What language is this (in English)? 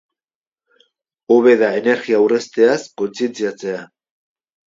Basque